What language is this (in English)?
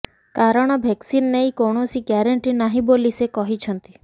Odia